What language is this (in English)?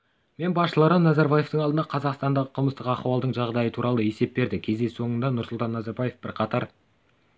Kazakh